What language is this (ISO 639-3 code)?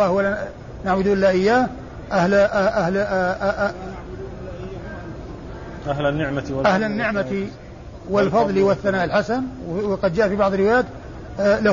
ara